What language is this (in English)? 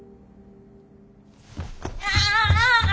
Japanese